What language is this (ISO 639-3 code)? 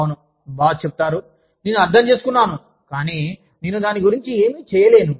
tel